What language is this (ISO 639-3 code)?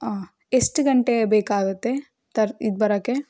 kan